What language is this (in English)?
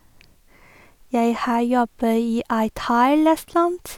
Norwegian